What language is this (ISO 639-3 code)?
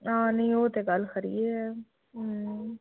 doi